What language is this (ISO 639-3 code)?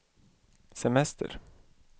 swe